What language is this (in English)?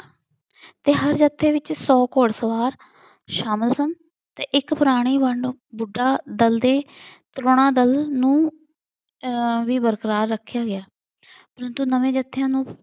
Punjabi